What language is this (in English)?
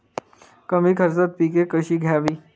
Marathi